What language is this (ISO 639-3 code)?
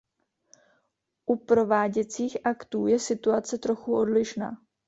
ces